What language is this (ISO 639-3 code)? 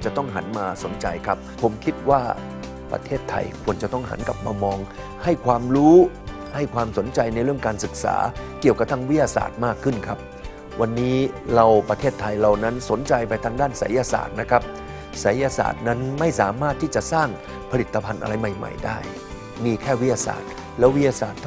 tha